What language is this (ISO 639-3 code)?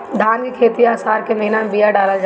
bho